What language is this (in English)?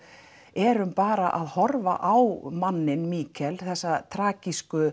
Icelandic